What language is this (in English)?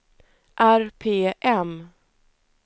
Swedish